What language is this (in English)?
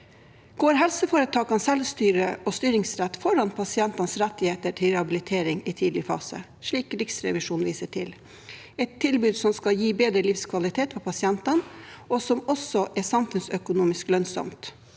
Norwegian